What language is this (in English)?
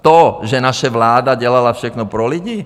Czech